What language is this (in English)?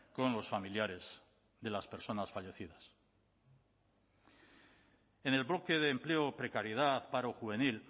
Spanish